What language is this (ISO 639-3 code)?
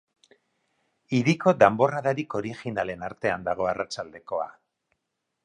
eus